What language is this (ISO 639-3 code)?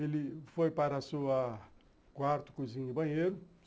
por